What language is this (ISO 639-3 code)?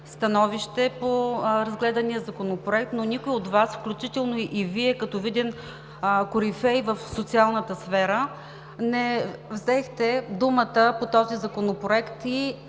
bul